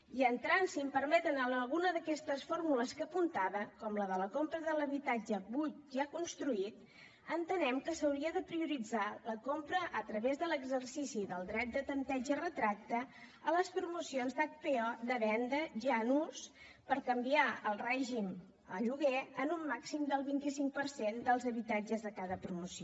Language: Catalan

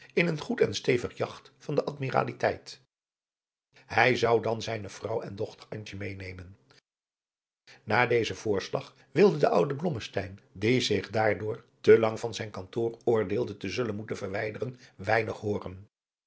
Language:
Dutch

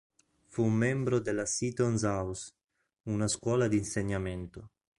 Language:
Italian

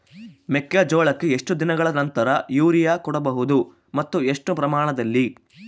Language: Kannada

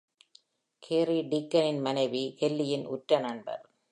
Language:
Tamil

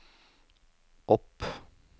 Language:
Norwegian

